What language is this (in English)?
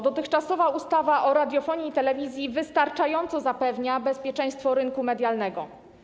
Polish